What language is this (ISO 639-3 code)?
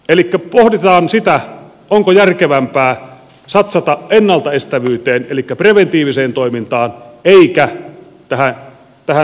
fin